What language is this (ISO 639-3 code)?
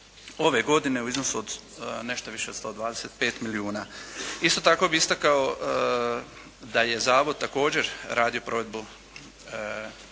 hrv